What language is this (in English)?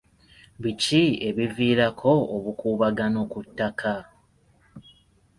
Ganda